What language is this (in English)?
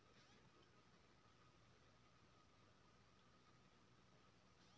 Maithili